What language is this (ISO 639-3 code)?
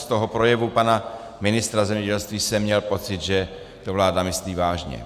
ces